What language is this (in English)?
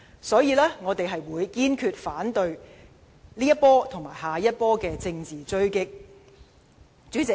Cantonese